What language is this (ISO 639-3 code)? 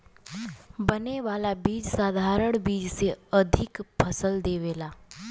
bho